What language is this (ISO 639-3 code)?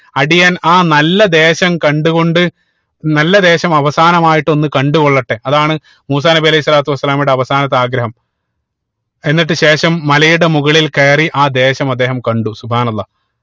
mal